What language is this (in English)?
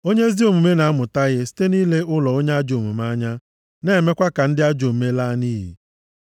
Igbo